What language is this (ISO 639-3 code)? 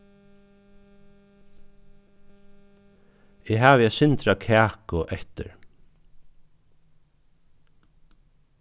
fao